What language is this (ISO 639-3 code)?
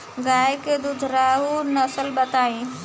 bho